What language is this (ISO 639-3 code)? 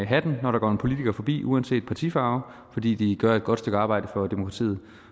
dan